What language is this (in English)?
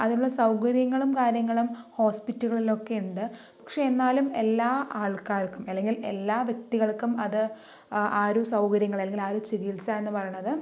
Malayalam